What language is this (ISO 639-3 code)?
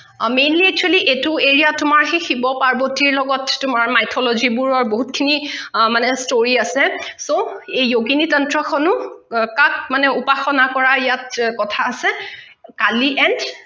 asm